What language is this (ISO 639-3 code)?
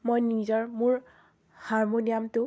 asm